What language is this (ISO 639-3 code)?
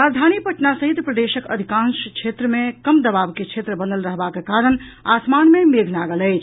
mai